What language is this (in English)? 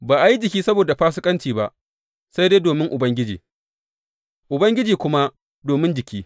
Hausa